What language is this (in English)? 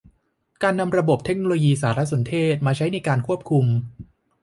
Thai